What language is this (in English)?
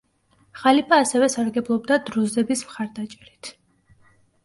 Georgian